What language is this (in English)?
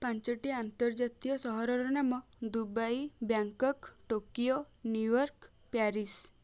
Odia